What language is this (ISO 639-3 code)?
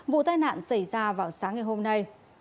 vie